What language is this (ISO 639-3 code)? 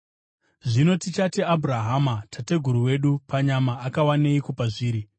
sna